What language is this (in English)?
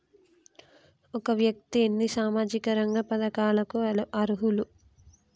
Telugu